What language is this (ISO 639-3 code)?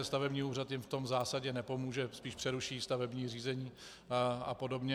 ces